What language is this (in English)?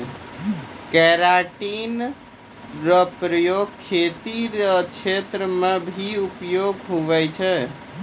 Maithili